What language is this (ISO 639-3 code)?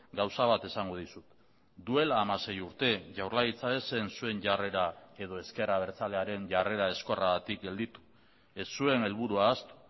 eus